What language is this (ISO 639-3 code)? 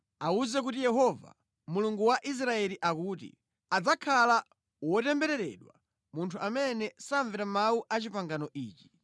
nya